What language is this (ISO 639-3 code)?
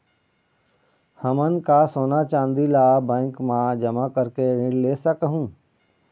hne